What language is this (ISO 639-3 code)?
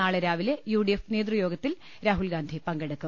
mal